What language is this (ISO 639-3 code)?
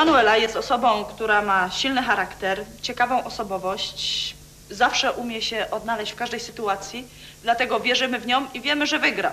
pol